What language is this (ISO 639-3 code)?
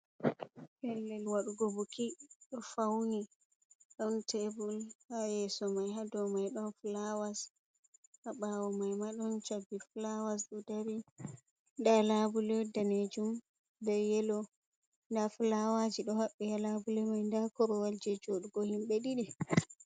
ful